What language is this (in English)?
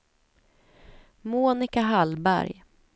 Swedish